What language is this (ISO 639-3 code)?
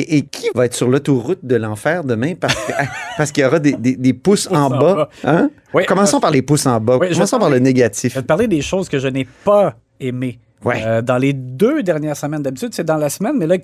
fra